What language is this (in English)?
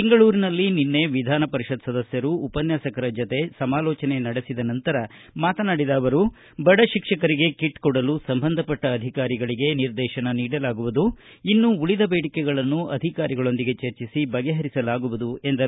Kannada